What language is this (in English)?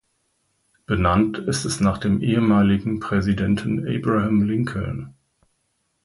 German